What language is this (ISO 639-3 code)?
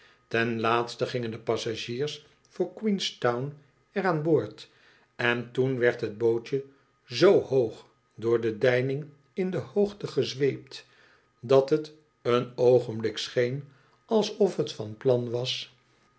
nld